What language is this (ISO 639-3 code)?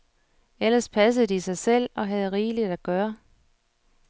dan